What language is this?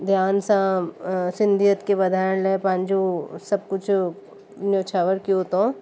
Sindhi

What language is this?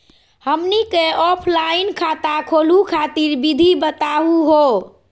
Magahi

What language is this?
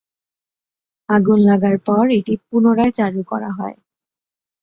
Bangla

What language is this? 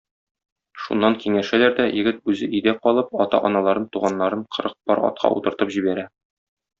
Tatar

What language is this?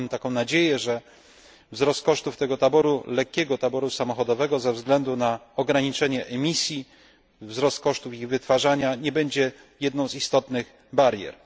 Polish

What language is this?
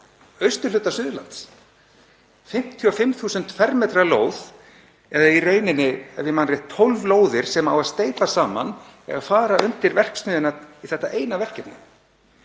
Icelandic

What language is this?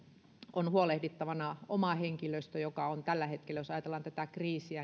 Finnish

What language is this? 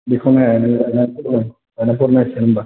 Bodo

